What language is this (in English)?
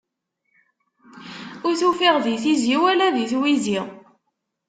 Kabyle